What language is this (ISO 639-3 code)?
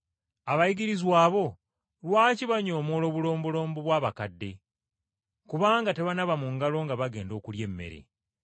lug